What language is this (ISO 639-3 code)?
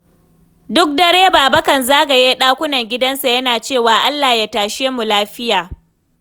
hau